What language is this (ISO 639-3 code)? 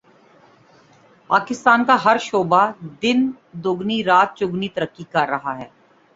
urd